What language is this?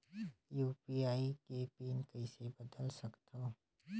Chhattisgarhi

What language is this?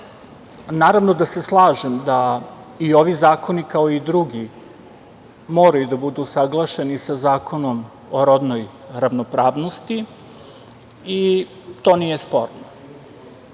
Serbian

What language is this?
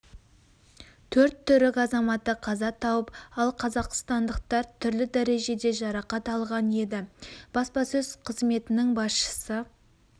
Kazakh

